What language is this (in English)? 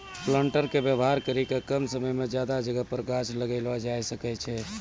Maithili